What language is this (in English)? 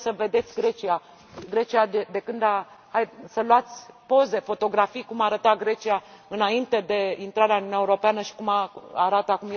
Romanian